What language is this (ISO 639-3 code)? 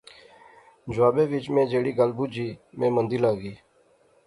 phr